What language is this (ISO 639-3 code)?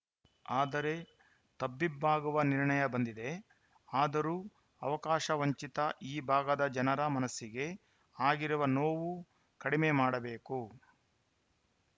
kan